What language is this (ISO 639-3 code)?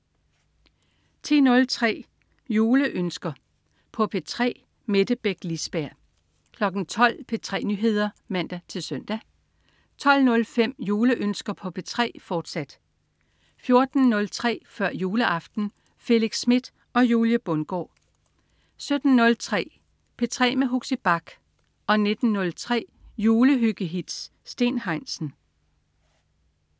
dan